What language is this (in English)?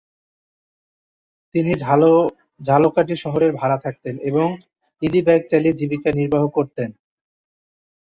Bangla